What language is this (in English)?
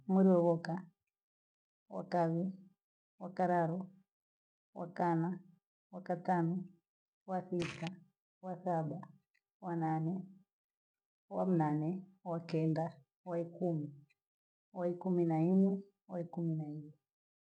Gweno